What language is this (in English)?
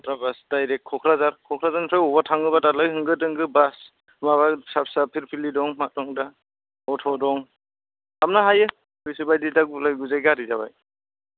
Bodo